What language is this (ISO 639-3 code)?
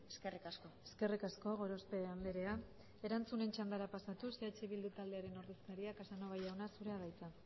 eus